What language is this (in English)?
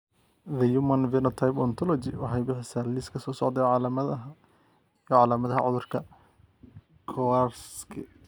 Somali